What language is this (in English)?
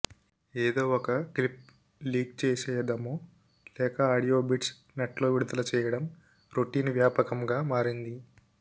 Telugu